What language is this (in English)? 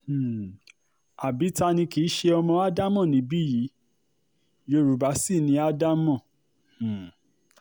Yoruba